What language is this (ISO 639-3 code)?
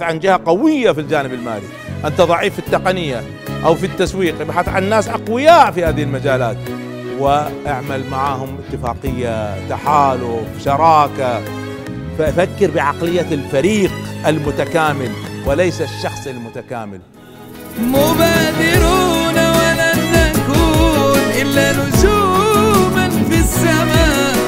ara